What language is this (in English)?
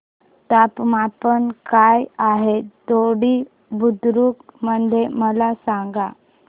Marathi